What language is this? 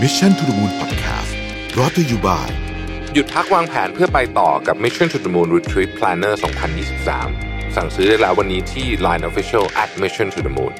Thai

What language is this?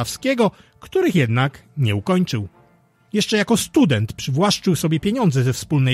Polish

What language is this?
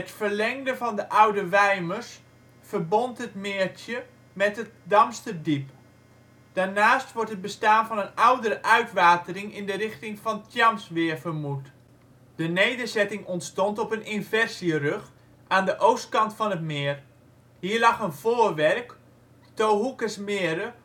Dutch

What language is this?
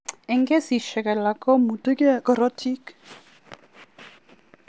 Kalenjin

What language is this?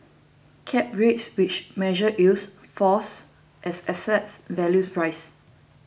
English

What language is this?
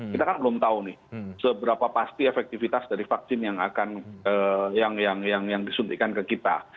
Indonesian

